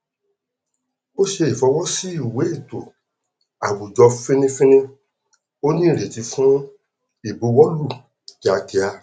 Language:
Yoruba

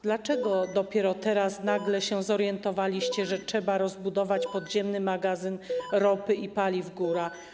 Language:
Polish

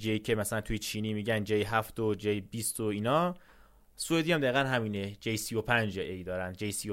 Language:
Persian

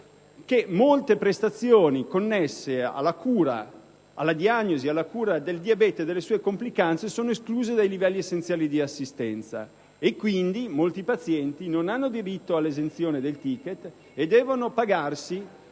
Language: Italian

